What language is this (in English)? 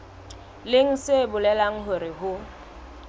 Southern Sotho